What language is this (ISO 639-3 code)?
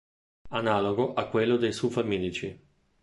ita